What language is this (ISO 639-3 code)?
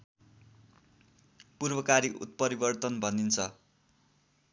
nep